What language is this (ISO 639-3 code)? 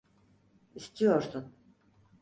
tur